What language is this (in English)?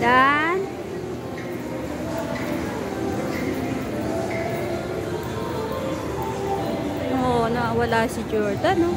Filipino